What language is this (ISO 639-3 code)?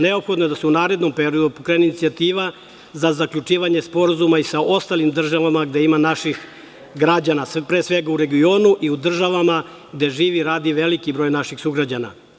srp